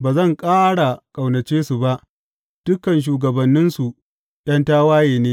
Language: Hausa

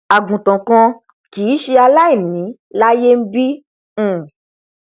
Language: Yoruba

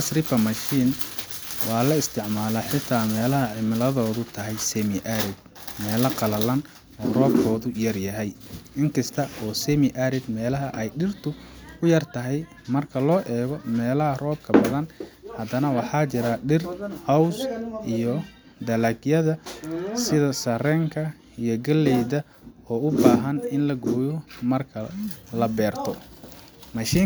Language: Somali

